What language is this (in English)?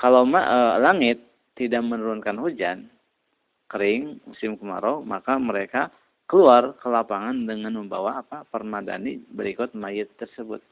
Indonesian